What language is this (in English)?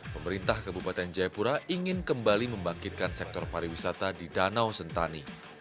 Indonesian